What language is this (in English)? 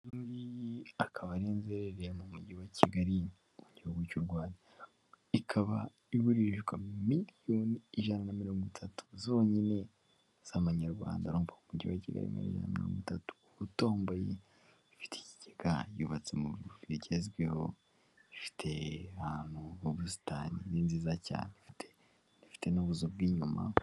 Kinyarwanda